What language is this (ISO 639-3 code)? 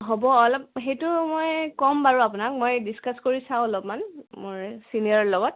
asm